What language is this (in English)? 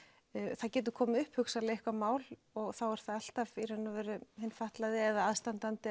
Icelandic